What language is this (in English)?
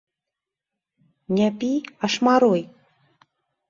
Belarusian